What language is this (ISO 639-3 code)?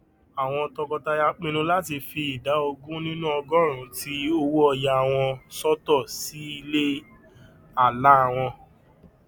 yor